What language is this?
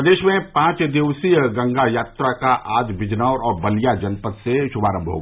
Hindi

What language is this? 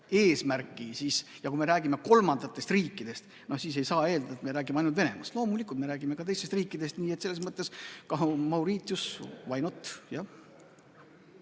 Estonian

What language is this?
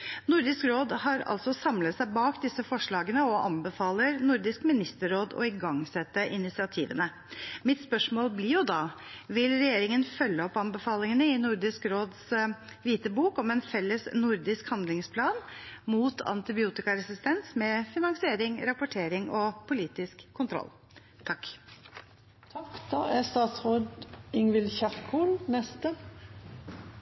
Norwegian Bokmål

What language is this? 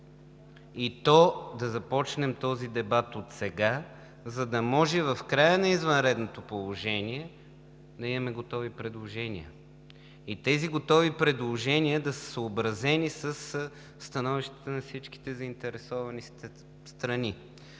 Bulgarian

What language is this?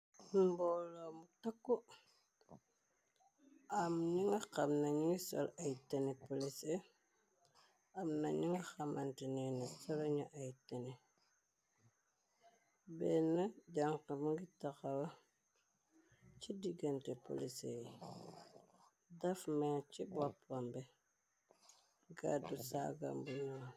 Wolof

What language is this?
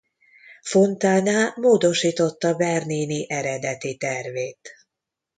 Hungarian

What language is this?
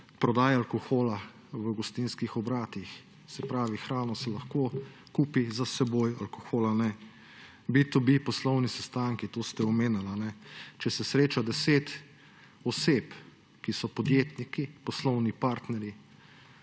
Slovenian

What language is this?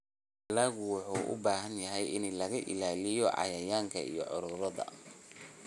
Somali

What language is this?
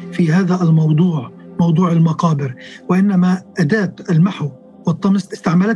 Arabic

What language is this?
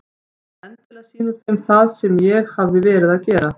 Icelandic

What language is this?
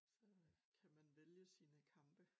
Danish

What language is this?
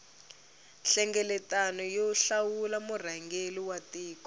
Tsonga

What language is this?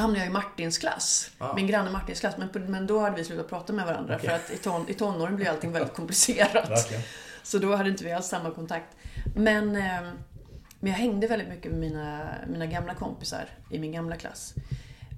Swedish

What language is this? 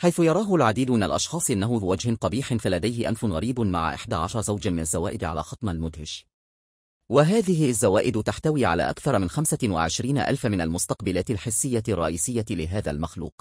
Arabic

